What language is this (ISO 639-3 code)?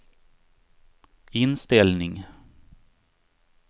swe